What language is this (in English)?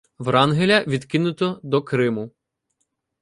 Ukrainian